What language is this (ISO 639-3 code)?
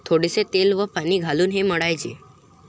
mar